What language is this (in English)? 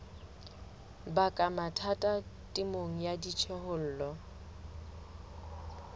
Southern Sotho